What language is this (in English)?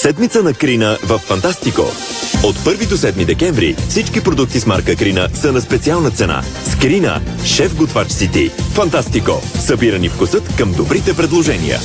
Bulgarian